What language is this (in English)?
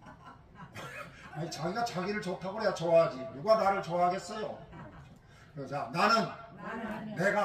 Korean